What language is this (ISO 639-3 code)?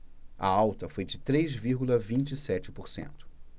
por